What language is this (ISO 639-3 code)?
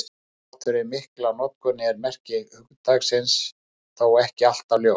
isl